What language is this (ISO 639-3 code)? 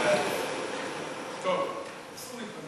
heb